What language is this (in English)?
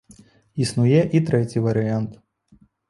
Belarusian